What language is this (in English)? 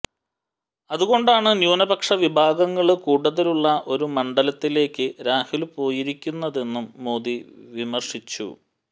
Malayalam